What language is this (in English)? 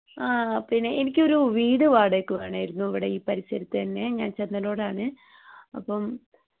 Malayalam